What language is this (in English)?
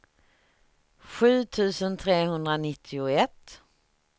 Swedish